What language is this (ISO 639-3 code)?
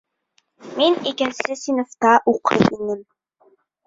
bak